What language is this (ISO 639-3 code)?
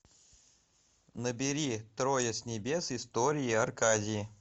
rus